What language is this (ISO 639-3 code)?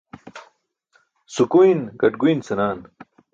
bsk